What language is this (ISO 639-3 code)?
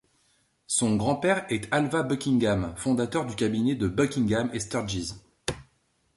fra